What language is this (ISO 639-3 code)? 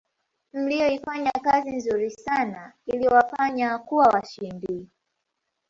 swa